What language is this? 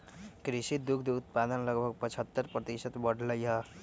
Magahi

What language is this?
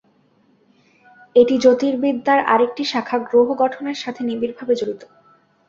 Bangla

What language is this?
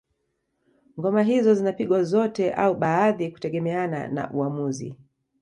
Swahili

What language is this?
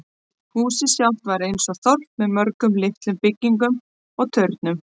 Icelandic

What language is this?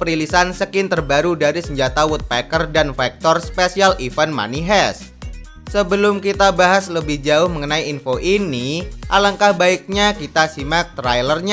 Indonesian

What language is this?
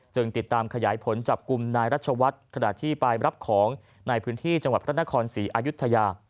Thai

